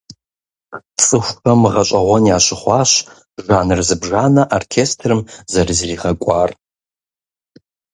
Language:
Kabardian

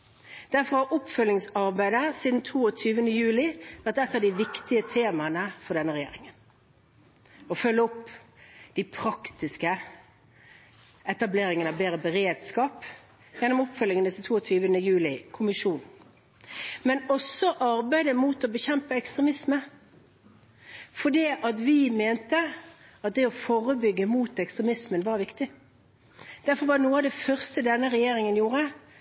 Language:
Norwegian Bokmål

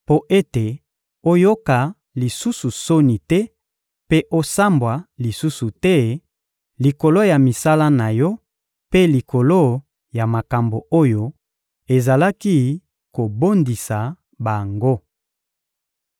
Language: Lingala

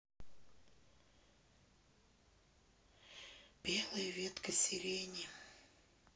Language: Russian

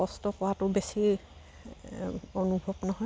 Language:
Assamese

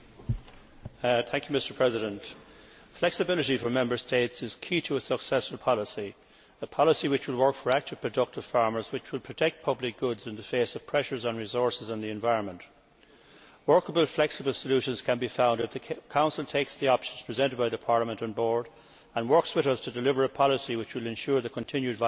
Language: English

